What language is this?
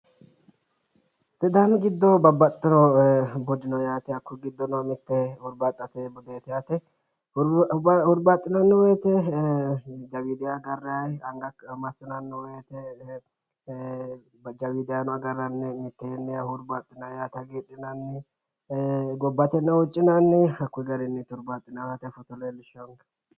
Sidamo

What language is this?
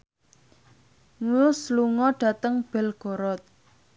Javanese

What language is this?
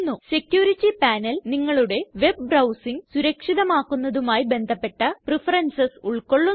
Malayalam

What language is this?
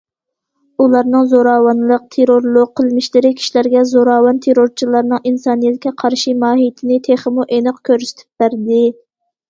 Uyghur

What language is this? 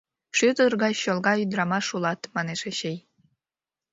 Mari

